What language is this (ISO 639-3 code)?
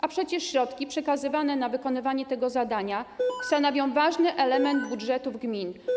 pol